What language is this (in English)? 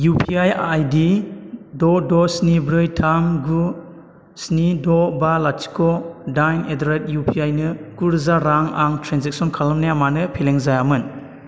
Bodo